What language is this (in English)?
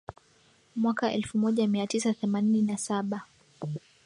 Swahili